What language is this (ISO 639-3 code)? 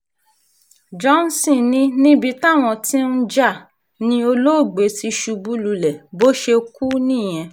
yor